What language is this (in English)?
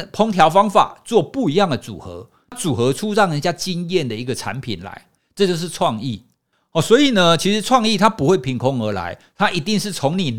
Chinese